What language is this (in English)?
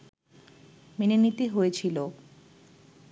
Bangla